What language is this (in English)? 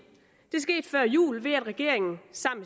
Danish